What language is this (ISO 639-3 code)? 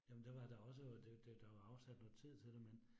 dan